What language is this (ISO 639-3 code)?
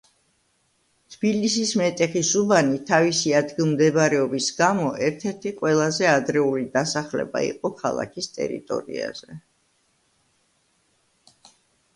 kat